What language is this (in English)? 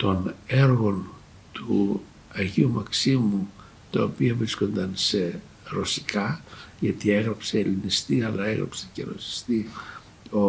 Greek